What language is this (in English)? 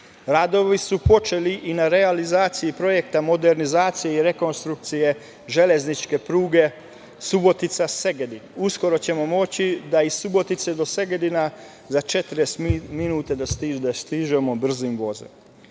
Serbian